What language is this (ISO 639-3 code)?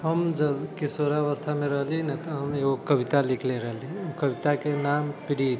mai